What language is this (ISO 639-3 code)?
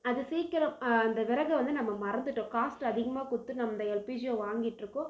tam